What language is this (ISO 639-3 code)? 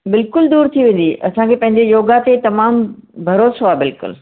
snd